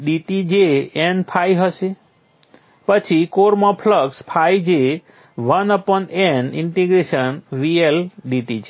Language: Gujarati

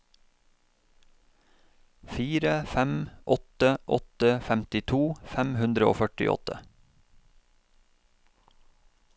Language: Norwegian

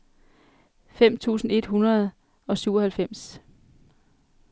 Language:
Danish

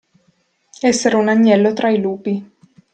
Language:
Italian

